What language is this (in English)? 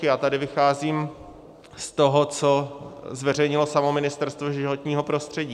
Czech